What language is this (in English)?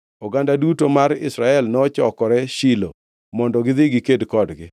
Luo (Kenya and Tanzania)